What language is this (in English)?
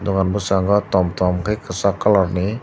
Kok Borok